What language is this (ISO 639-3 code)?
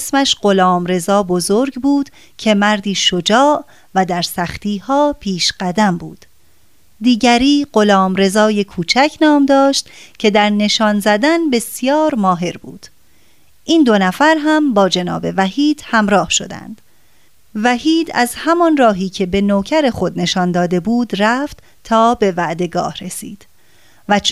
fas